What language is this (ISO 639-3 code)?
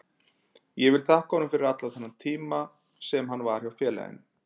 isl